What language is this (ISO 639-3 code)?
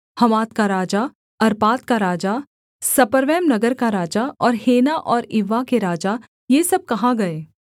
hin